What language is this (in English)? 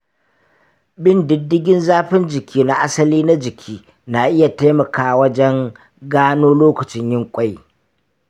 Hausa